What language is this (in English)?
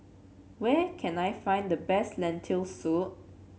English